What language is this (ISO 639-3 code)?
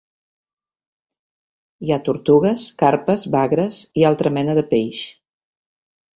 cat